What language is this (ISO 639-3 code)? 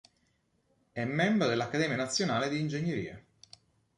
ita